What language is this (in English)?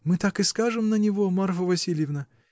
Russian